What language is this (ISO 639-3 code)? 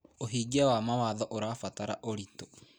kik